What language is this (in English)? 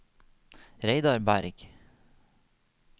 Norwegian